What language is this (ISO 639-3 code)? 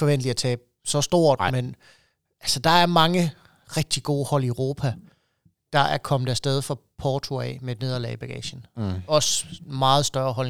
dan